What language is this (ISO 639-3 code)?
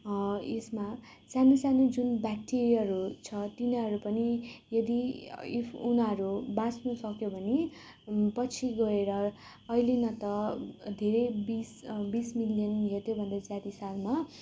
nep